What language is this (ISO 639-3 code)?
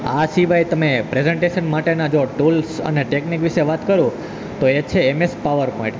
guj